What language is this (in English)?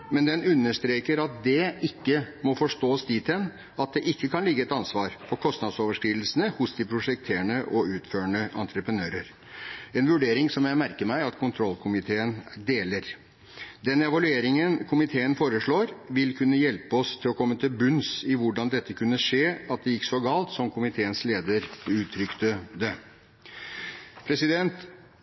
Norwegian Bokmål